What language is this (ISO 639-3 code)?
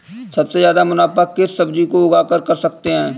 hin